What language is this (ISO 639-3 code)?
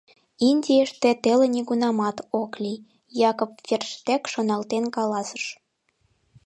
chm